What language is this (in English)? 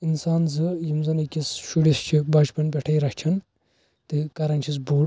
Kashmiri